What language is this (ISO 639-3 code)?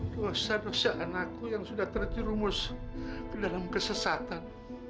ind